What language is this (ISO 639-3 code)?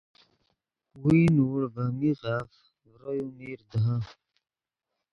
ydg